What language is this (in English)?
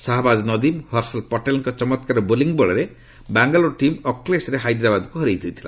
Odia